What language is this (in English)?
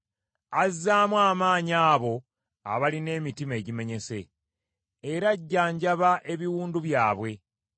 Ganda